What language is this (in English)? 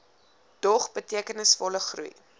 Afrikaans